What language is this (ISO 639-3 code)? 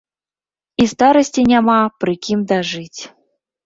bel